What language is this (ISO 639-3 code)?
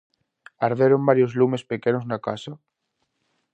glg